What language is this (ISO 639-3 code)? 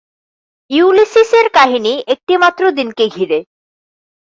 ben